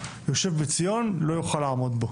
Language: Hebrew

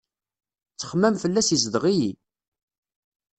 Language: Kabyle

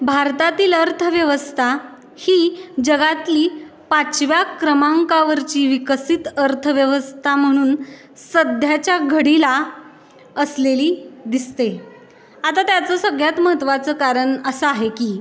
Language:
Marathi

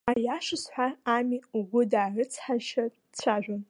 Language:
Abkhazian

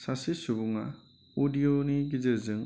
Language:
Bodo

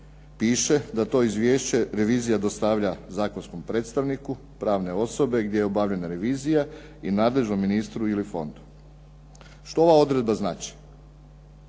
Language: Croatian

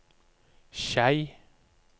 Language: Norwegian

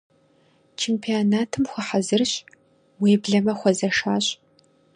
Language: Kabardian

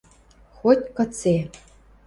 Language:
Western Mari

